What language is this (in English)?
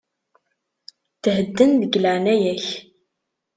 Kabyle